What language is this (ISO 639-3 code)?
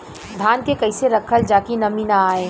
bho